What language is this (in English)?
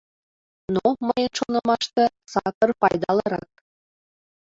Mari